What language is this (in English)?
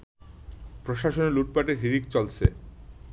Bangla